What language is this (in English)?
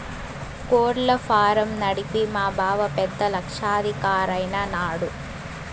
Telugu